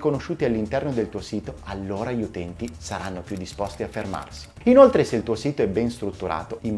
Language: Italian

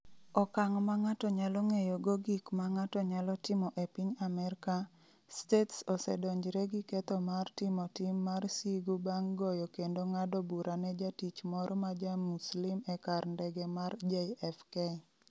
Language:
Luo (Kenya and Tanzania)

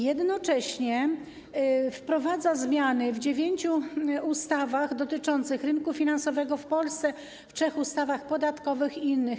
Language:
Polish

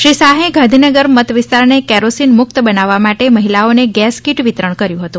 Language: Gujarati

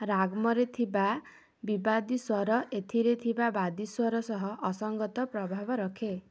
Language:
Odia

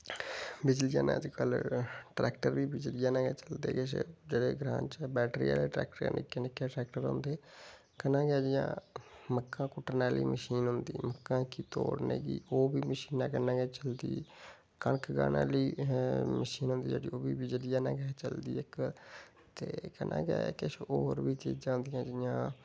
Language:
Dogri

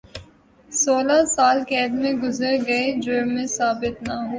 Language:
Urdu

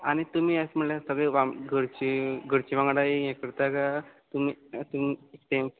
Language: Konkani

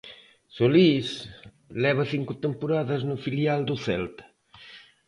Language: Galician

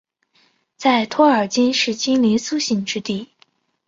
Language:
Chinese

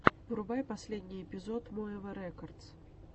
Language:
Russian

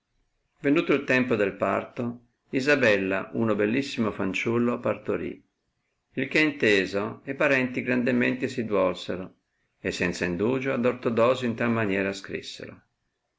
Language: Italian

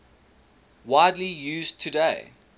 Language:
English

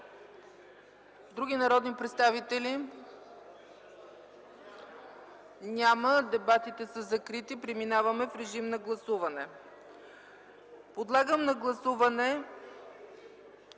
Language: Bulgarian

